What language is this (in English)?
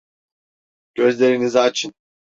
Turkish